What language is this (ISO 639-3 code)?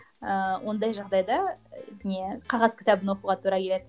kaz